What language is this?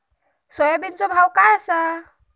Marathi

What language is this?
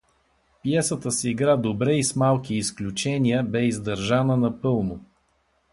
Bulgarian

